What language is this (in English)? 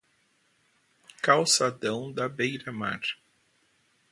Portuguese